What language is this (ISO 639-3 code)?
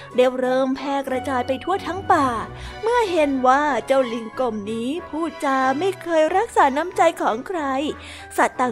tha